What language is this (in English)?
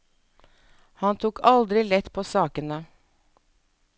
Norwegian